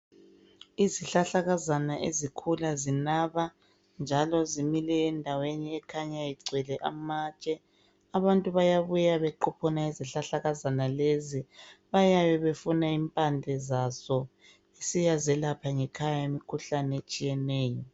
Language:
North Ndebele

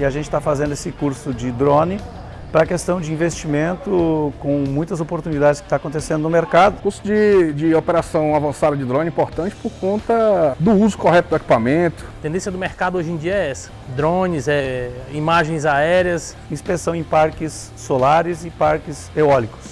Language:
Portuguese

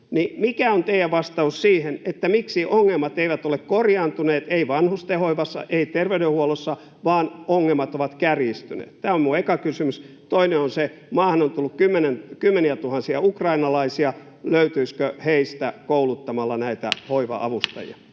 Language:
Finnish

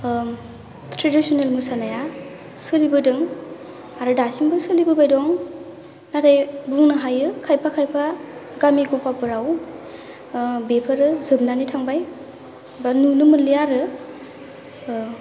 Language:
Bodo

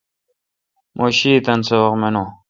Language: Kalkoti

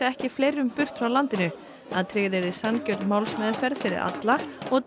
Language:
Icelandic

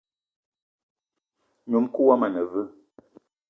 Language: Eton (Cameroon)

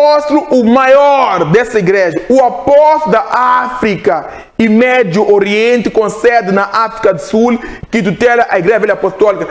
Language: Portuguese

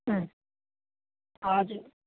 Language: Nepali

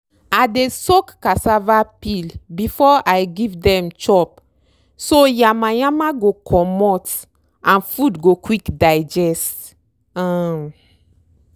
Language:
Nigerian Pidgin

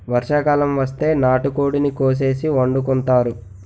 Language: Telugu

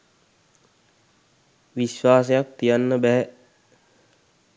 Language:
Sinhala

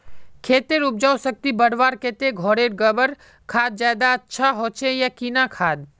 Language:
Magahi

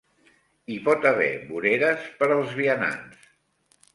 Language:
Catalan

